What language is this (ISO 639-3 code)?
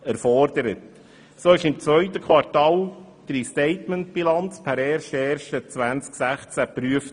gsw